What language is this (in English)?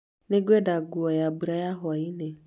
Kikuyu